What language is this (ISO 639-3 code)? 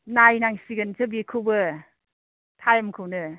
brx